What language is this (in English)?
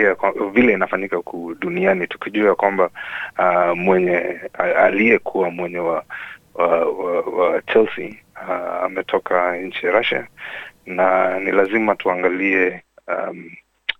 Swahili